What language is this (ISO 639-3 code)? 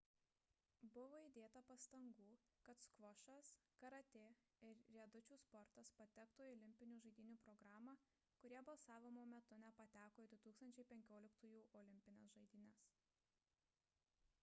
lit